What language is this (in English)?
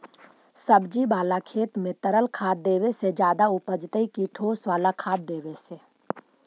Magahi